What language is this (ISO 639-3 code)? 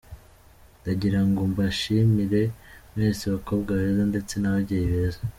kin